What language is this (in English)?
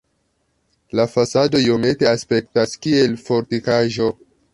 Esperanto